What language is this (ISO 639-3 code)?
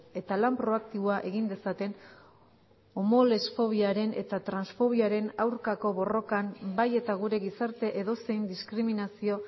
eus